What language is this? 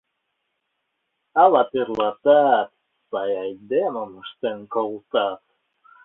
Mari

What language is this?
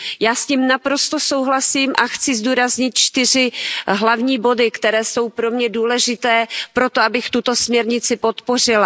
Czech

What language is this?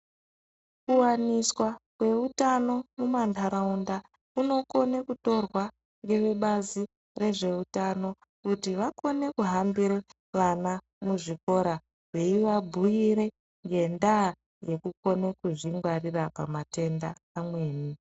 Ndau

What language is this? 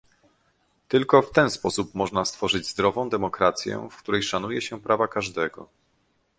Polish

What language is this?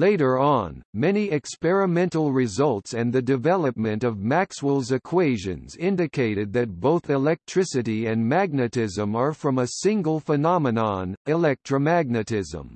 English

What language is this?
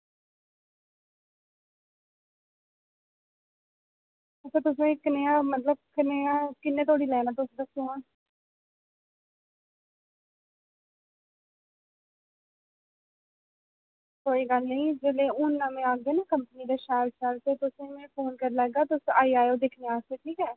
Dogri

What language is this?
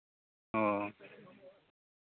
Santali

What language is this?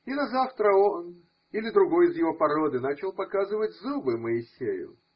Russian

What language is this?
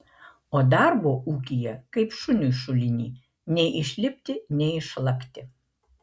Lithuanian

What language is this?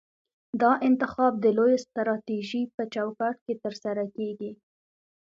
Pashto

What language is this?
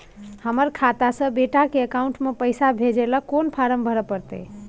Maithili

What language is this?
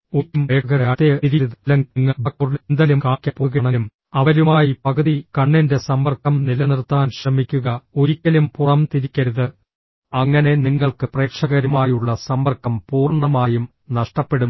Malayalam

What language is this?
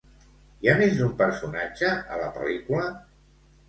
Catalan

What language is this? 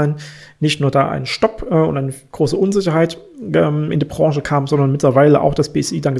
German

